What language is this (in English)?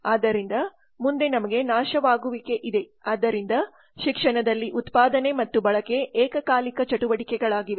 Kannada